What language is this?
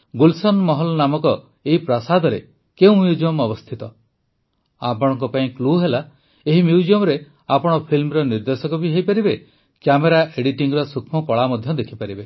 Odia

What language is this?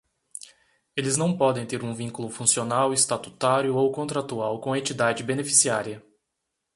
Portuguese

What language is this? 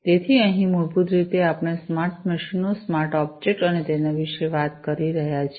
Gujarati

